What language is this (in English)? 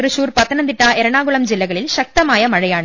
Malayalam